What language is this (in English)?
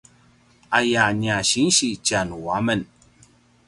Paiwan